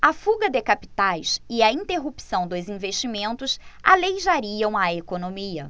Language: Portuguese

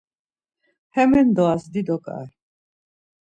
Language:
Laz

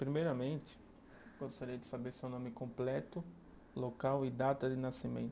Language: Portuguese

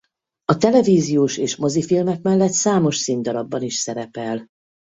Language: Hungarian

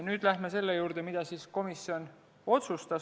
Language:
Estonian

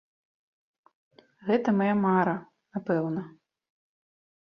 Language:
Belarusian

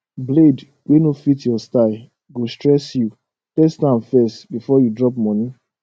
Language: Nigerian Pidgin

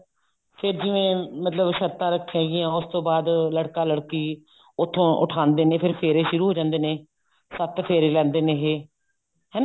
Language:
Punjabi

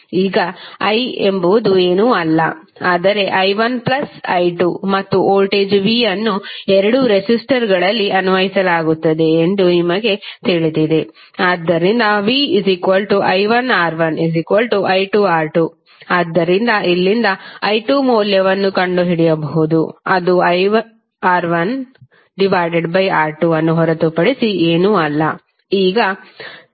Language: Kannada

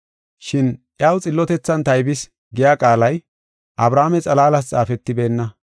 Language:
Gofa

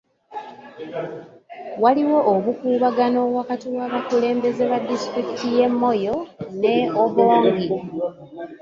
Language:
Ganda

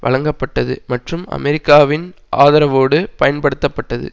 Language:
Tamil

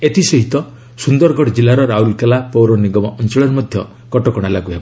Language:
Odia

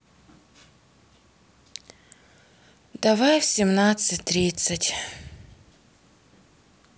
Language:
Russian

